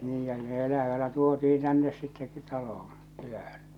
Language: Finnish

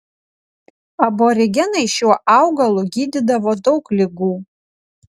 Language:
Lithuanian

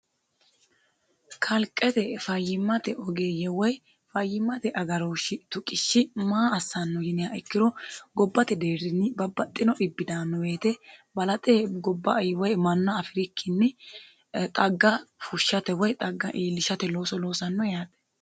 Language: Sidamo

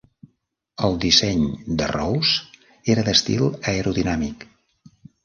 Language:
Catalan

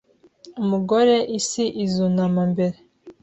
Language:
Kinyarwanda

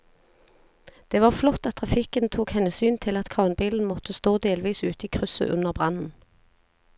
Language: Norwegian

